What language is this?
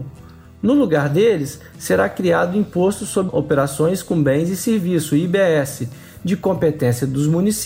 Portuguese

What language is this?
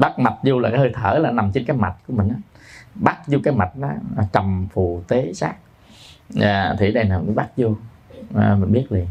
Vietnamese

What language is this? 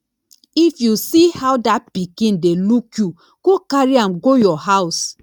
Nigerian Pidgin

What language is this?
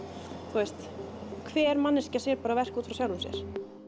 Icelandic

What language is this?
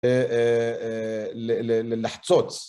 Hebrew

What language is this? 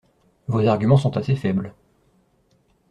French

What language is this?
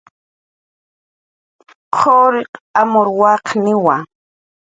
Jaqaru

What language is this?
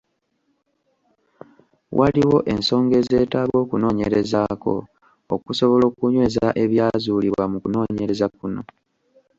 Ganda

